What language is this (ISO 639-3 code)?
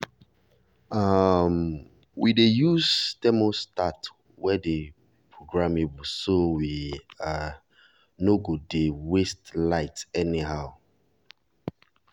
pcm